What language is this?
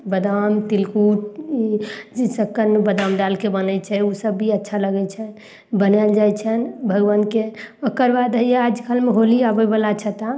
Maithili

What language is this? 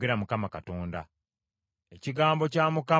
Ganda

